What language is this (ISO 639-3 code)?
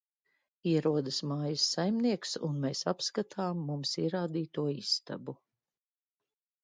lav